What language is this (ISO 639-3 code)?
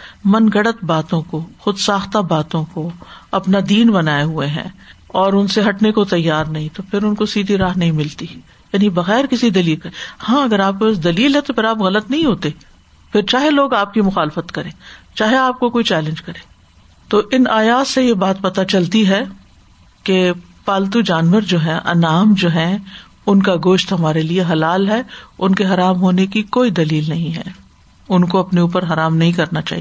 urd